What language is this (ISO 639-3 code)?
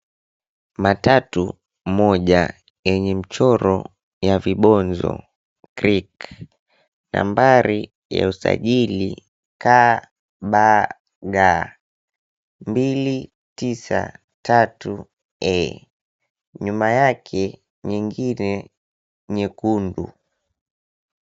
swa